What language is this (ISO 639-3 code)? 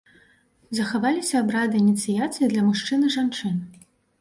bel